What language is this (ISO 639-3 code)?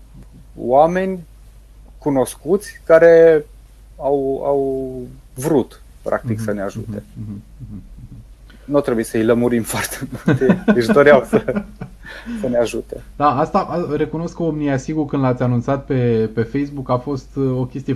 ron